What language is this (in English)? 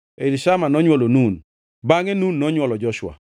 Luo (Kenya and Tanzania)